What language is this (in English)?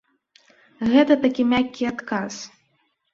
Belarusian